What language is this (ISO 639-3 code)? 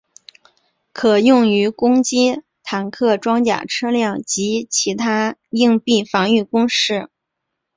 zho